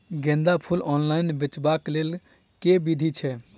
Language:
Maithili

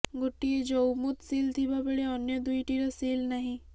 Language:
Odia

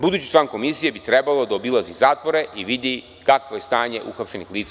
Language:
Serbian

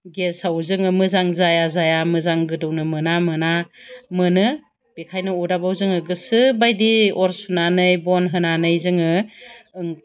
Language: Bodo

